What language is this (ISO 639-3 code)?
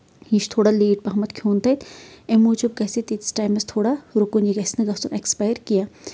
kas